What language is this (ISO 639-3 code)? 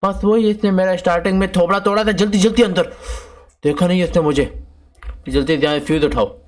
urd